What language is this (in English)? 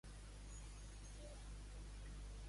Catalan